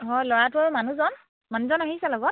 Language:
Assamese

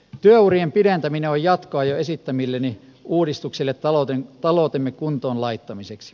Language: Finnish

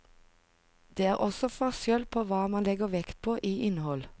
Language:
Norwegian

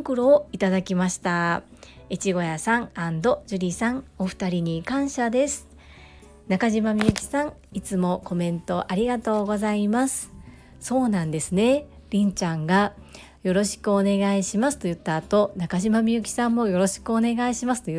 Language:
Japanese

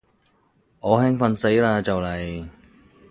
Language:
Cantonese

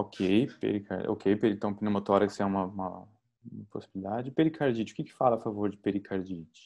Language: Portuguese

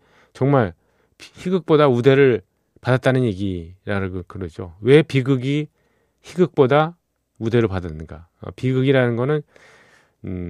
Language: Korean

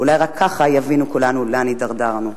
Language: Hebrew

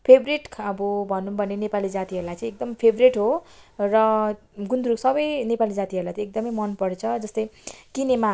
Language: Nepali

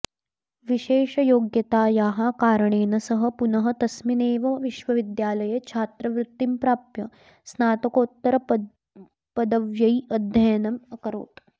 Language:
Sanskrit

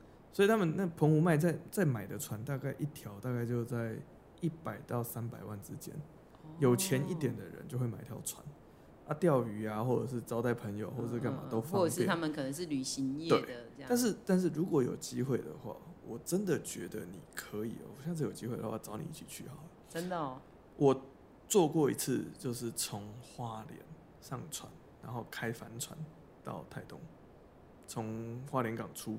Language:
Chinese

